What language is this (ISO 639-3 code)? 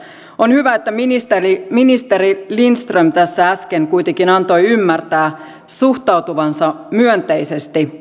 fin